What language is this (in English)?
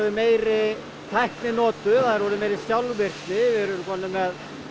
Icelandic